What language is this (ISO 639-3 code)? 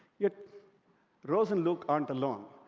eng